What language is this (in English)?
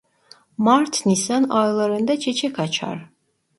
Turkish